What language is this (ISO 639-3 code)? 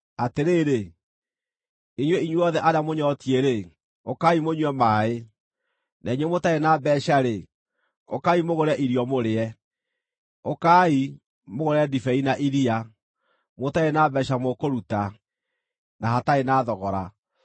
kik